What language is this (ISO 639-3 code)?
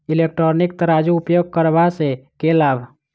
mai